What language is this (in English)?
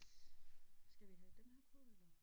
Danish